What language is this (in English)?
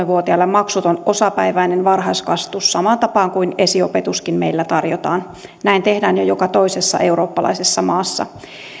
Finnish